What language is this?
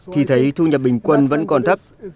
Vietnamese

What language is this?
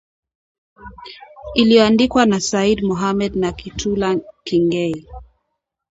Swahili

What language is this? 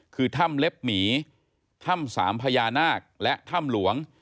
Thai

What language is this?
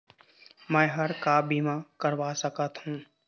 Chhattisgarhi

